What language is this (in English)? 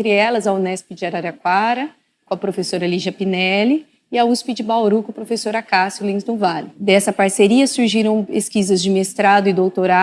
Portuguese